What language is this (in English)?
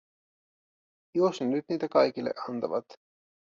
Finnish